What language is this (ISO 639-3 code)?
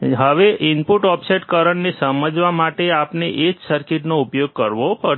guj